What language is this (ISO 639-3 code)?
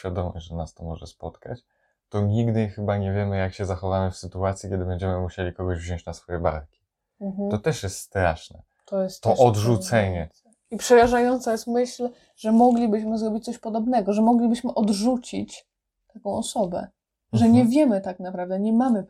pol